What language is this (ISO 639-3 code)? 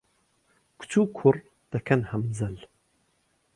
ckb